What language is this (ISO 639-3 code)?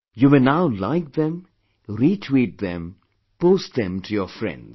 eng